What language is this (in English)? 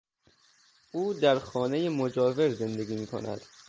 Persian